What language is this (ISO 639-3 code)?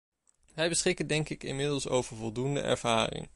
nld